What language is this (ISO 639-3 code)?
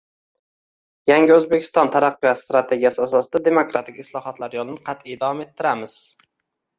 uzb